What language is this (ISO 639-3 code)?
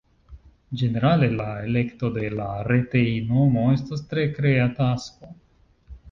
epo